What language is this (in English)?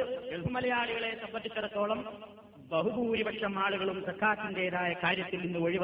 Malayalam